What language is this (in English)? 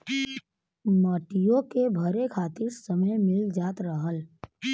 Bhojpuri